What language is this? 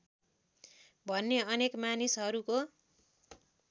Nepali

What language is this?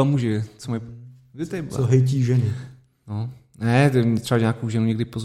Czech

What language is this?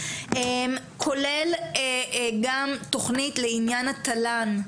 Hebrew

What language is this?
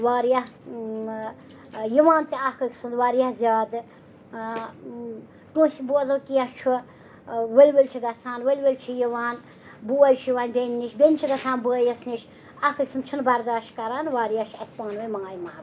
Kashmiri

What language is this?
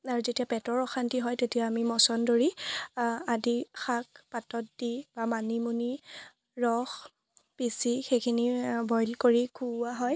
Assamese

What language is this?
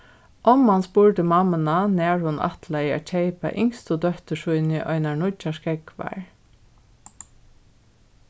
Faroese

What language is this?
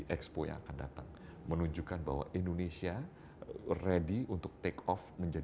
Indonesian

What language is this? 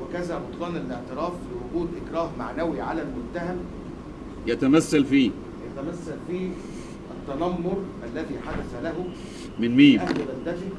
Arabic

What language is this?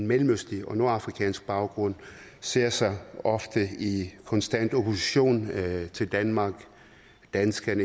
Danish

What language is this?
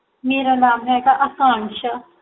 Punjabi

